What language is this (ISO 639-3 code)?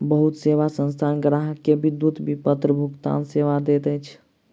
mai